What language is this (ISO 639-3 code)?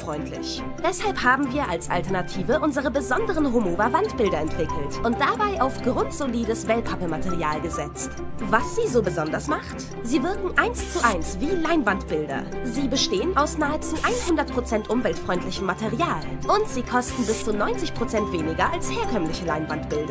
deu